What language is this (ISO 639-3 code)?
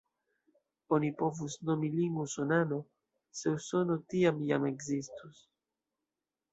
epo